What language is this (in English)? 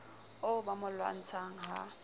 Southern Sotho